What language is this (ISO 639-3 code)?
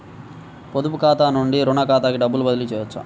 tel